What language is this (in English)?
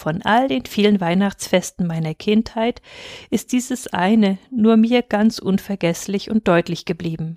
German